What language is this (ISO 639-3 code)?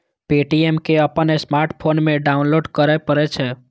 mai